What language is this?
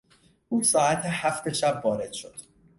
Persian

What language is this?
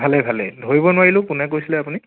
Assamese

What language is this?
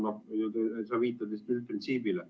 Estonian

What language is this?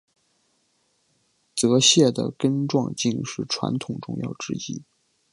Chinese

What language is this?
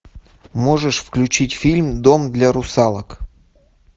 Russian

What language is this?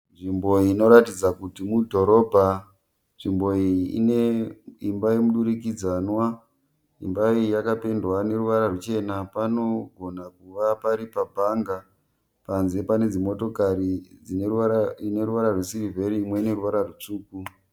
Shona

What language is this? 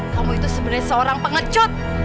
Indonesian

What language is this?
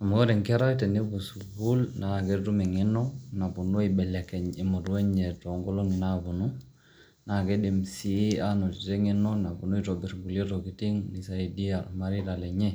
Masai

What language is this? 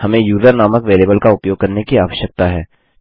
Hindi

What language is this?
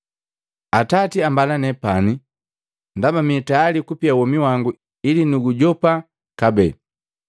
Matengo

